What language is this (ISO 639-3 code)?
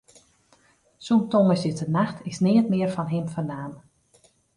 fry